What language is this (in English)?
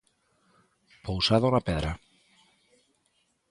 Galician